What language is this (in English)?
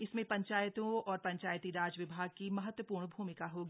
Hindi